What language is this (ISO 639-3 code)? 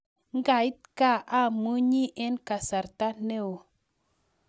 kln